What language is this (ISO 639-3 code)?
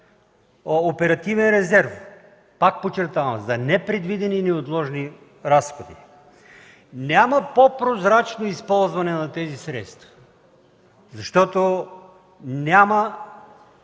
bul